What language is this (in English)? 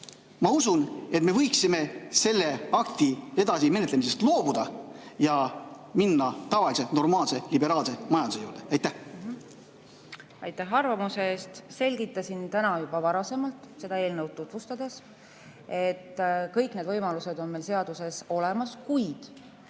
Estonian